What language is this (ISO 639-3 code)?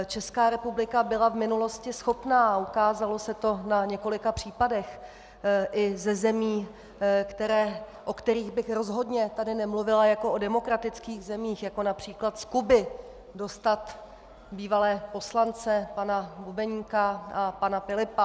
ces